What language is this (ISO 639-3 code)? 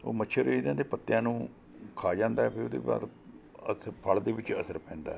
pan